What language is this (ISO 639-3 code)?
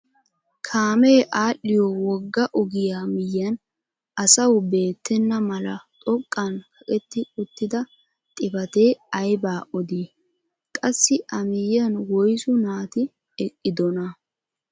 wal